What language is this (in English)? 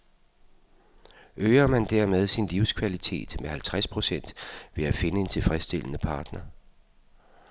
Danish